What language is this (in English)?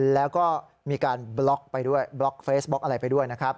Thai